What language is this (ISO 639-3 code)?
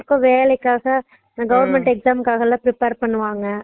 tam